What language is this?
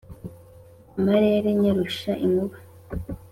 Kinyarwanda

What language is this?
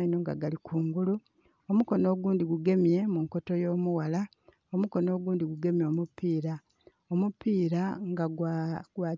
Soga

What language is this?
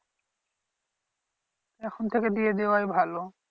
Bangla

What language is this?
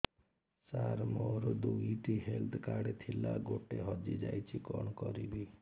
Odia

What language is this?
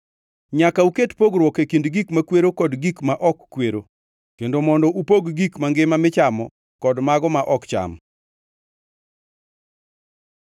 Luo (Kenya and Tanzania)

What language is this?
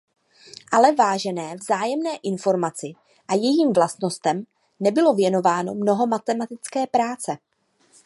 Czech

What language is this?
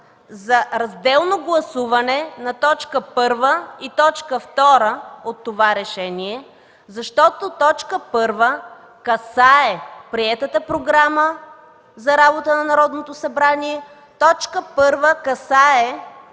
Bulgarian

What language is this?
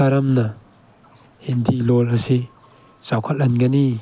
Manipuri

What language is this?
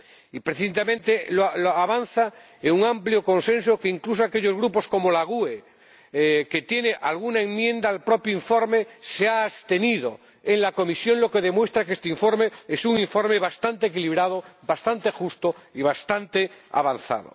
Spanish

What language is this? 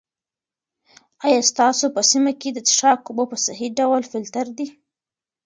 Pashto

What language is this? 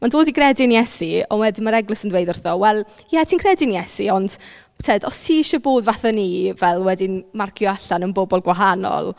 Welsh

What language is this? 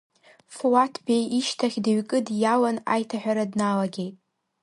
Abkhazian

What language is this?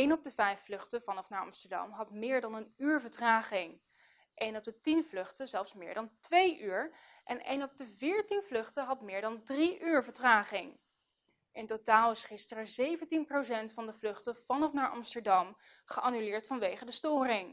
Dutch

